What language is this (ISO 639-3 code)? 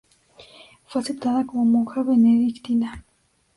spa